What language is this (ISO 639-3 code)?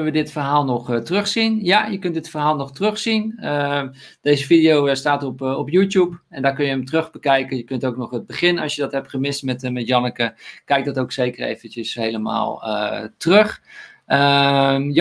nld